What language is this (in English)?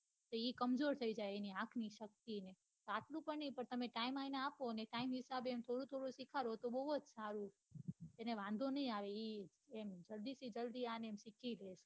Gujarati